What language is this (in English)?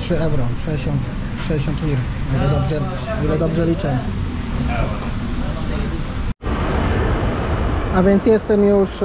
Polish